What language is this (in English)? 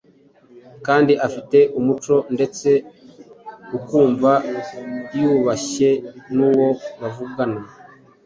Kinyarwanda